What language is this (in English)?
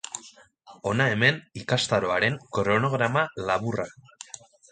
Basque